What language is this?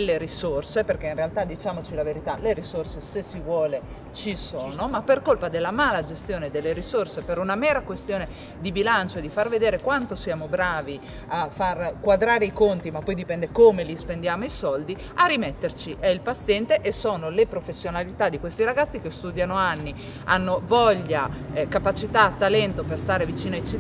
Italian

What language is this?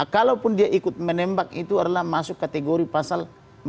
Indonesian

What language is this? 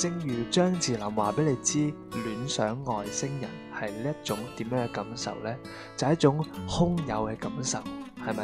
Chinese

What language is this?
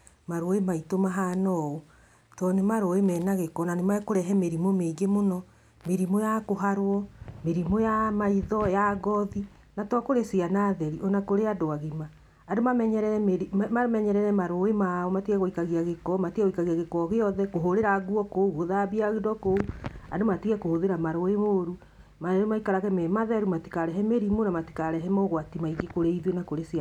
Kikuyu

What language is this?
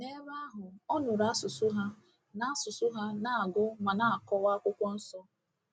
Igbo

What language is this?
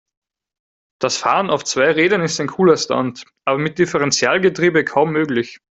German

